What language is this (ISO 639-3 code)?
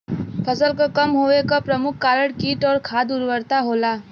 bho